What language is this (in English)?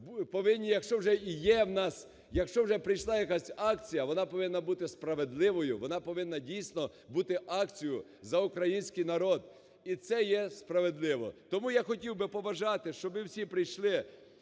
Ukrainian